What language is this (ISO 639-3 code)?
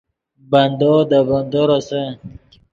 ydg